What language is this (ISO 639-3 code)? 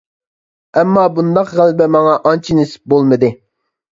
uig